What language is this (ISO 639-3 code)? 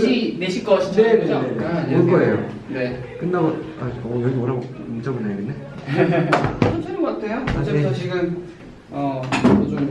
kor